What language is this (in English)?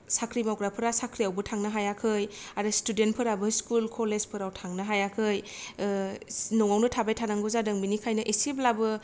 Bodo